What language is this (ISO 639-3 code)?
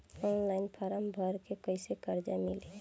bho